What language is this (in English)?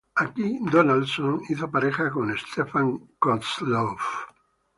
Spanish